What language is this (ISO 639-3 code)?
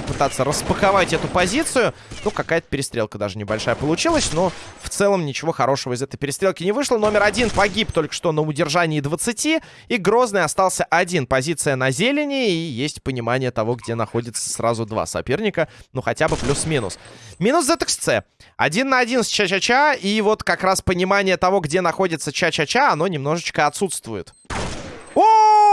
rus